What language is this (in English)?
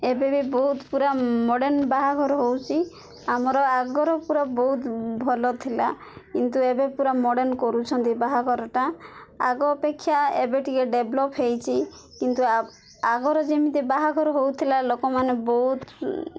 Odia